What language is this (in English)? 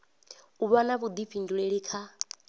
Venda